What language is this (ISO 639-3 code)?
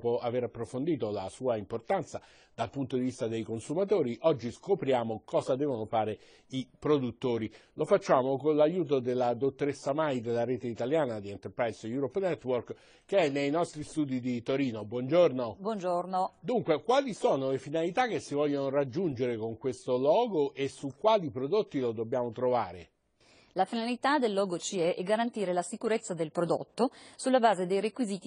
ita